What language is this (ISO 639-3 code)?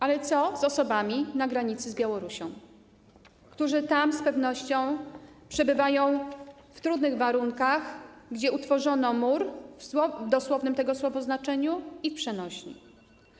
pol